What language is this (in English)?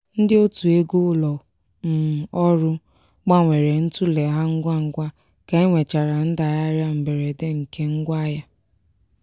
Igbo